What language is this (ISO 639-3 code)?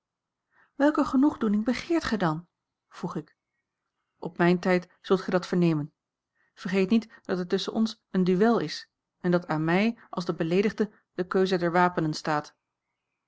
nld